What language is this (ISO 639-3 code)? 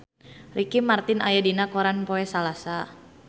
sun